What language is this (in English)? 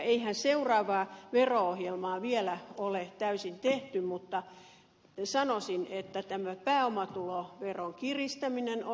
Finnish